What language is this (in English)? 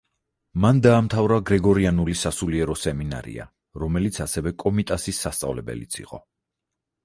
Georgian